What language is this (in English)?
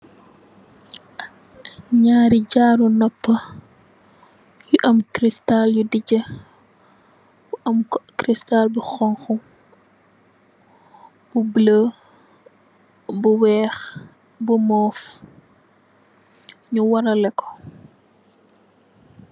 Wolof